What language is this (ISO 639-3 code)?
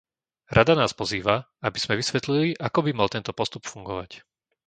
slk